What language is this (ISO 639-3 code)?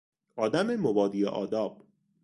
fas